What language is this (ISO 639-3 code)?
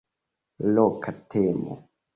epo